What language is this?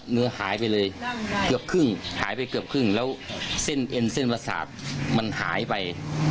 Thai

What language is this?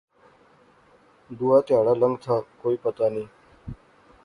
Pahari-Potwari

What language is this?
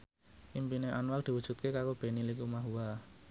Javanese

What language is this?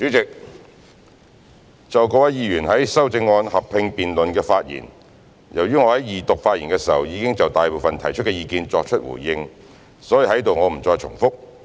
Cantonese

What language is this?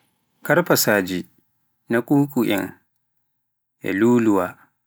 Pular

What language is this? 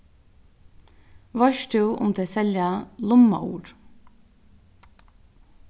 Faroese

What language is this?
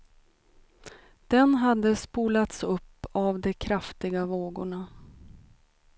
Swedish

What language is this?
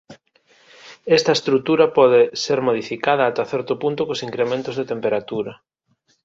Galician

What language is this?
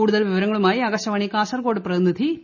Malayalam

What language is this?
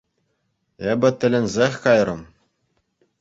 Chuvash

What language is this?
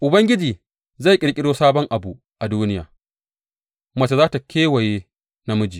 Hausa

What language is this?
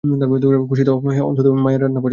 Bangla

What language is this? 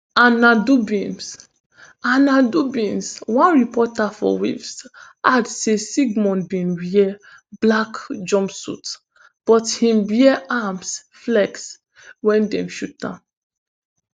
Nigerian Pidgin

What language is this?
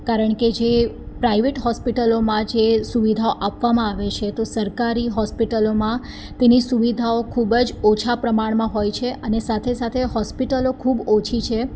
Gujarati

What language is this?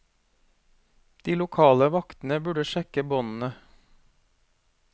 Norwegian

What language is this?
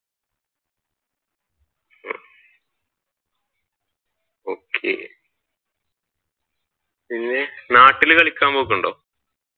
Malayalam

